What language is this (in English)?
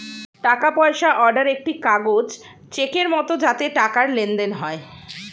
Bangla